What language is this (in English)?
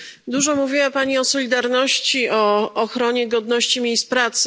Polish